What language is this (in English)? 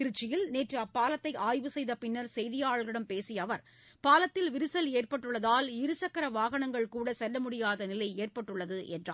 Tamil